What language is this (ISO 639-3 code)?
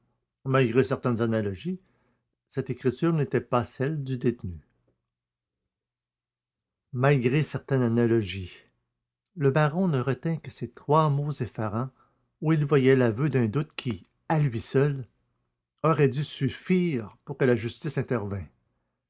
fra